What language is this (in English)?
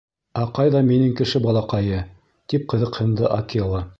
Bashkir